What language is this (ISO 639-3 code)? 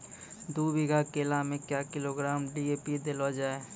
mai